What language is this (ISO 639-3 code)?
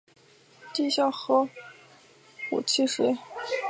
zho